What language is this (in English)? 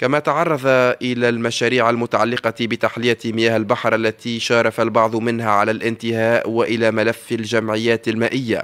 Arabic